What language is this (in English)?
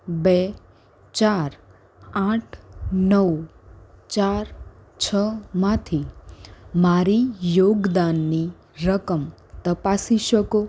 Gujarati